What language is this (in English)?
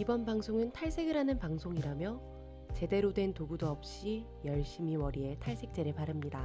Korean